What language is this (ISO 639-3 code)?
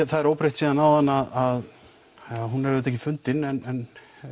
isl